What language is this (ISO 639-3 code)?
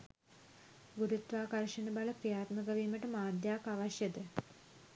sin